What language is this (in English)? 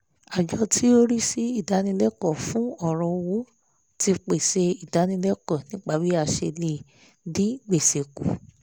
Yoruba